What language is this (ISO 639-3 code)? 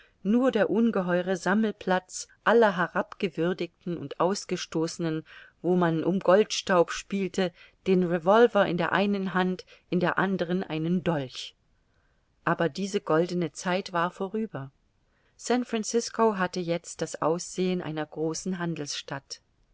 deu